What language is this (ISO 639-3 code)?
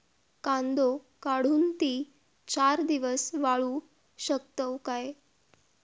mar